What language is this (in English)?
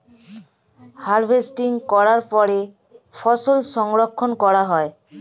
Bangla